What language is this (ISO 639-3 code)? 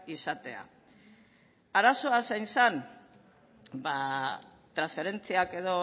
eus